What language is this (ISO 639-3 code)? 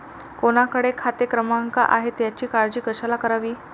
mar